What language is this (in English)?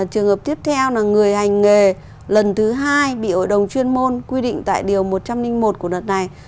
Vietnamese